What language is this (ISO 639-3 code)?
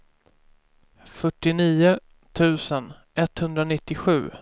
swe